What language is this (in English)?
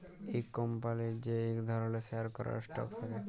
Bangla